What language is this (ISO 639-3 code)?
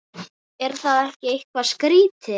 isl